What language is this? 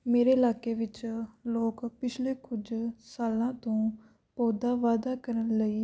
Punjabi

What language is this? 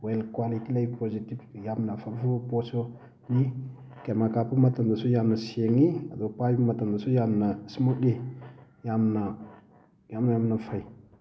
Manipuri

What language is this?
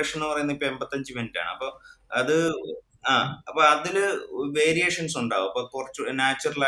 Malayalam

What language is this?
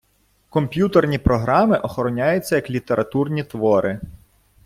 Ukrainian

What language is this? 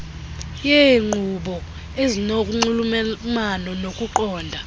Xhosa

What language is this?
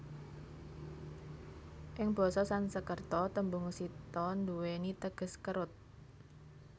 Javanese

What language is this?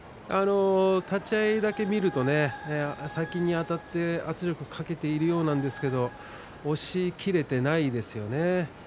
Japanese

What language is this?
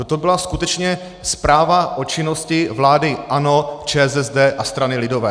Czech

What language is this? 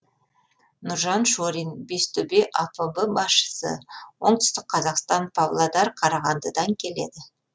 Kazakh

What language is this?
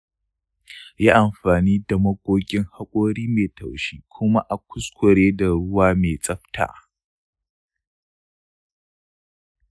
Hausa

